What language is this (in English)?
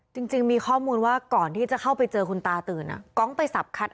Thai